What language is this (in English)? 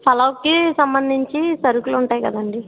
Telugu